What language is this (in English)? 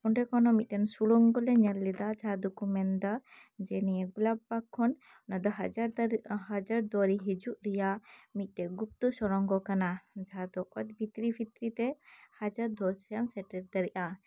Santali